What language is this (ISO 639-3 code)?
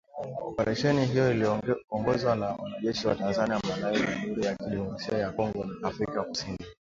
swa